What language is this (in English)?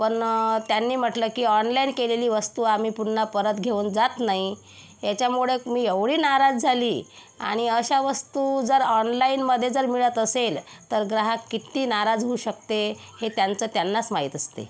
Marathi